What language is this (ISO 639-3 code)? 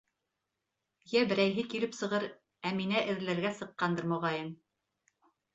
bak